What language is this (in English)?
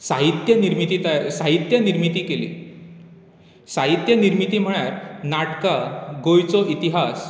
Konkani